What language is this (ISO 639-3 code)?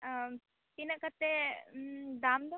sat